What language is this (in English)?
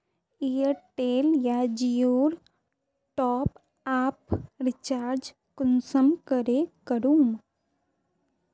Magahi